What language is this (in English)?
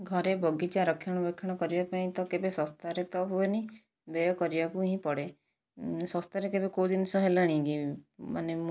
Odia